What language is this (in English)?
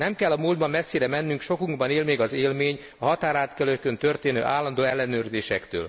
Hungarian